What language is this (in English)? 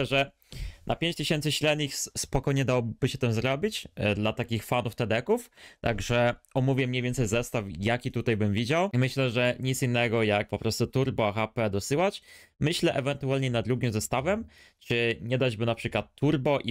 Polish